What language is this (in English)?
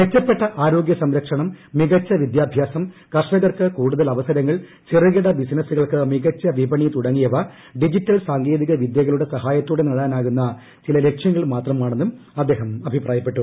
Malayalam